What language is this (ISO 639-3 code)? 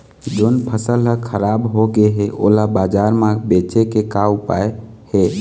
hne